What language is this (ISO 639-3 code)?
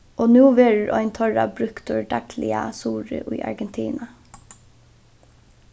fao